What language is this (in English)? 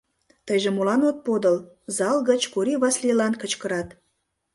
Mari